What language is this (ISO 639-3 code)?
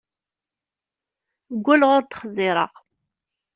kab